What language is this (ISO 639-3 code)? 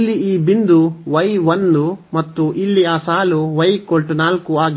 kan